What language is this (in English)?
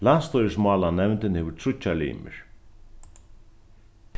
Faroese